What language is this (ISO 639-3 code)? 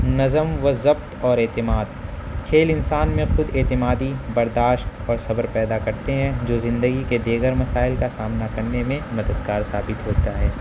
urd